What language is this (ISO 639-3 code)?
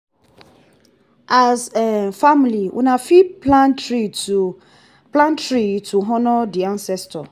pcm